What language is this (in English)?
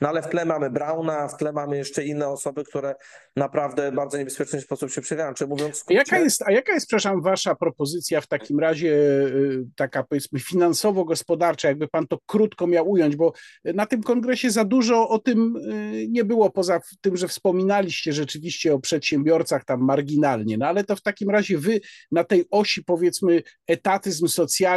Polish